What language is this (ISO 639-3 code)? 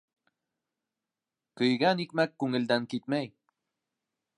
bak